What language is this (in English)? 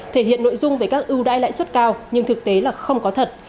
Vietnamese